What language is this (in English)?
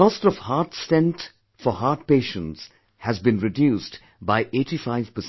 English